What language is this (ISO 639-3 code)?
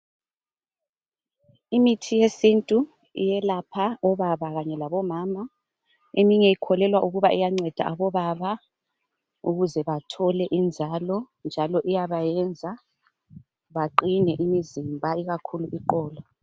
nde